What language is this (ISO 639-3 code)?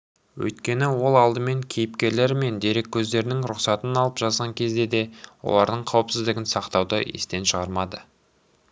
kaz